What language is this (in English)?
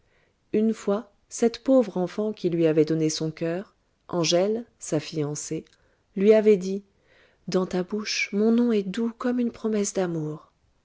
French